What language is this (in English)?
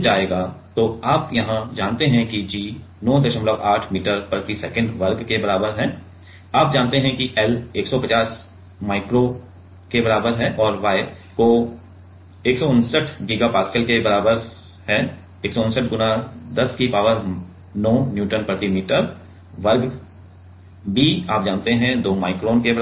Hindi